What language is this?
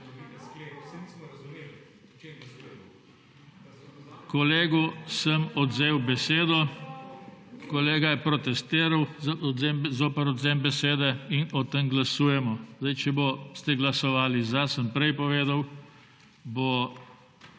Slovenian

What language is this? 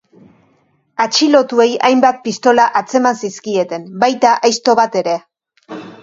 Basque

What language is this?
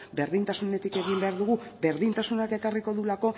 Basque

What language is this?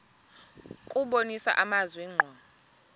Xhosa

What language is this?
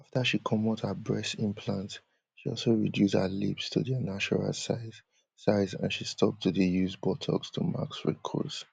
Nigerian Pidgin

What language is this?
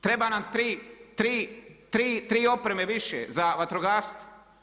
Croatian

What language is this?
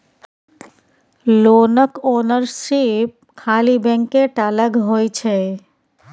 Maithili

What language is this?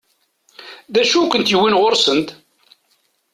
Kabyle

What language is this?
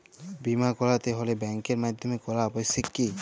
Bangla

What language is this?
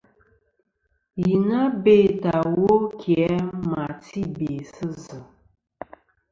Kom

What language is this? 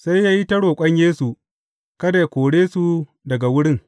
Hausa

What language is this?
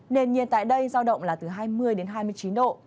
Vietnamese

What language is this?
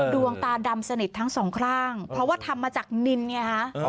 Thai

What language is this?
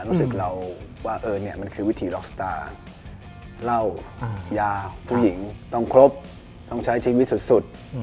Thai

